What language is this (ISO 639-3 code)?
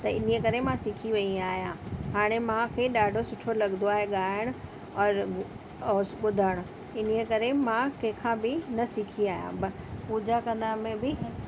snd